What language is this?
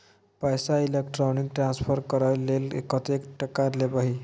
Maithili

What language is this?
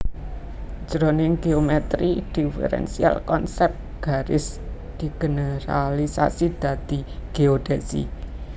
Javanese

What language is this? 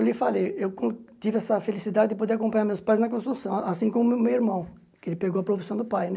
Portuguese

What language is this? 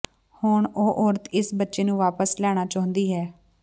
Punjabi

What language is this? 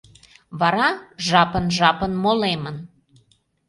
Mari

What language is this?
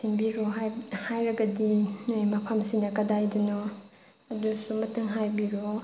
Manipuri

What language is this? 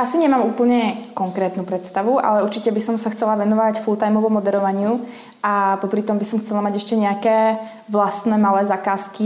Czech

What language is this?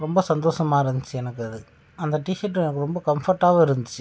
Tamil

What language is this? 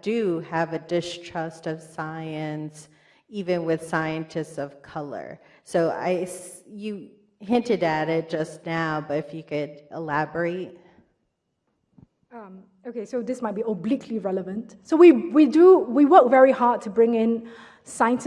English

